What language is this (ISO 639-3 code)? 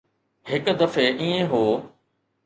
snd